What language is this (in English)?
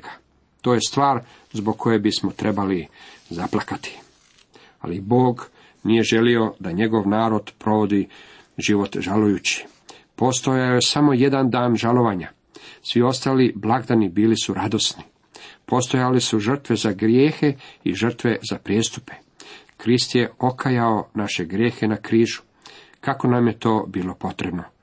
Croatian